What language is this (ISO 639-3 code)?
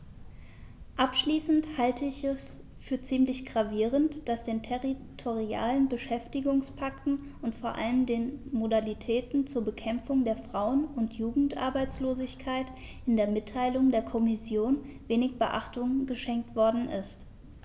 deu